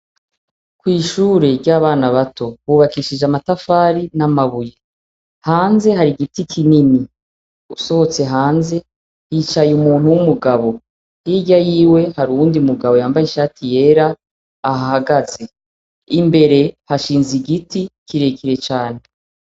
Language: Rundi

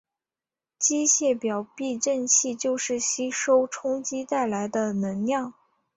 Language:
Chinese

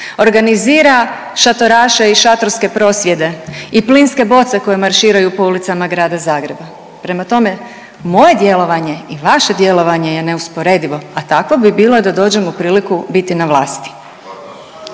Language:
Croatian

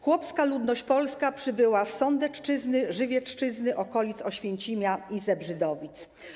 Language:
Polish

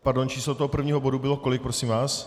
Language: Czech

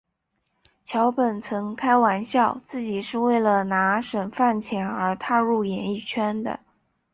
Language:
Chinese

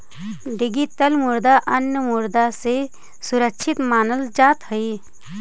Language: Magahi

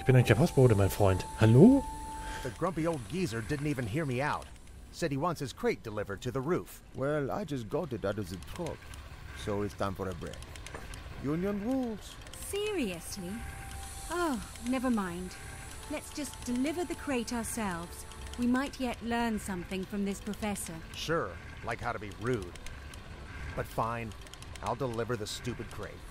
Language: German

